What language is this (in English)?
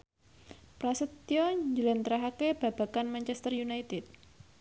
Javanese